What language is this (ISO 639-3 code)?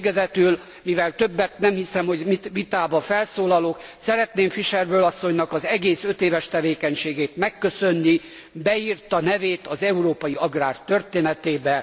hun